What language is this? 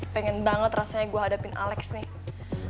Indonesian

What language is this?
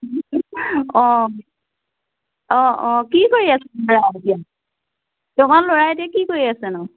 Assamese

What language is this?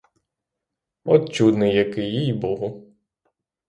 Ukrainian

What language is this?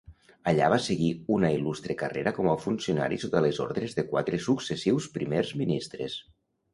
Catalan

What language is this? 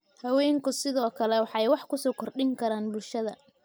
Somali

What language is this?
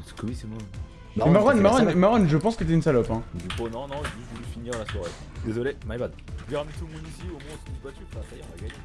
French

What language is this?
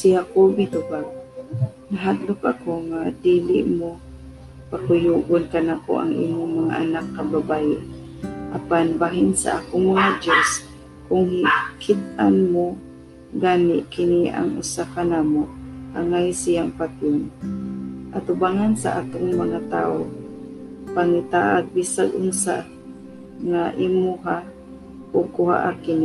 Filipino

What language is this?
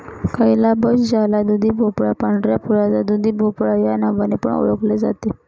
Marathi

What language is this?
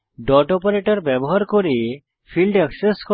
Bangla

